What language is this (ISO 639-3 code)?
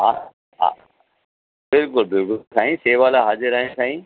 snd